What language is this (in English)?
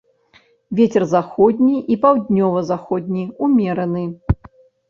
Belarusian